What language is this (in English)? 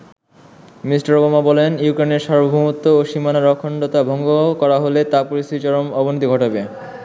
Bangla